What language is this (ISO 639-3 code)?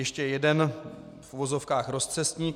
ces